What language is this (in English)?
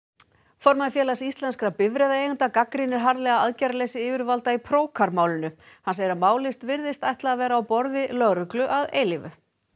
Icelandic